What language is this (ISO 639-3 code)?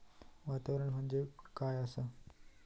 mar